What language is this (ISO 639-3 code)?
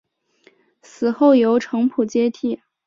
zho